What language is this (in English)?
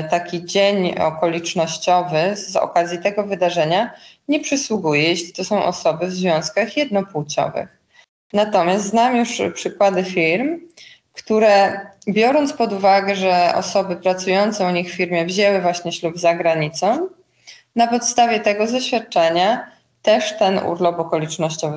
Polish